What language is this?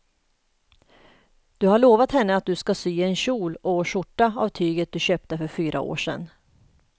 Swedish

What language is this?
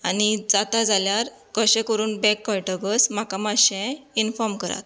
Konkani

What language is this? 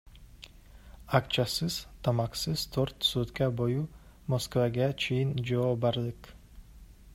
Kyrgyz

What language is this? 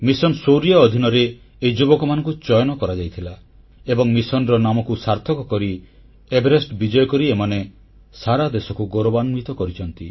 Odia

